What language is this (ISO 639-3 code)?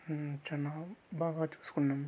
tel